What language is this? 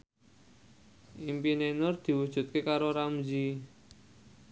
Javanese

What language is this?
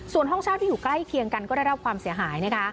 Thai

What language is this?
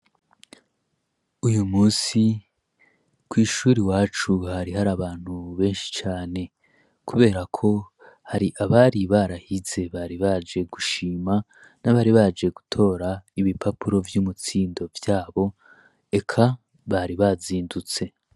Rundi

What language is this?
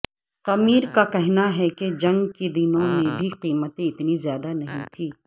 Urdu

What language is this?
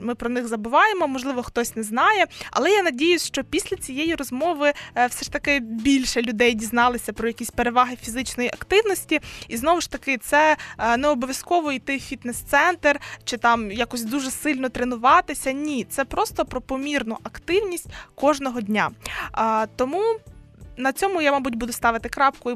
Ukrainian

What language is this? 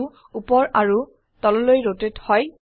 Assamese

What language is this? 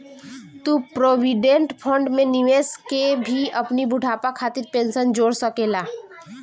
Bhojpuri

